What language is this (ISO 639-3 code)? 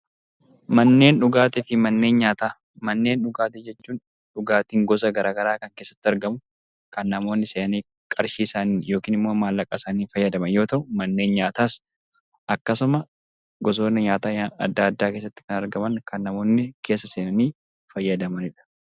orm